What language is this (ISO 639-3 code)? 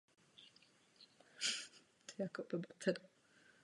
ces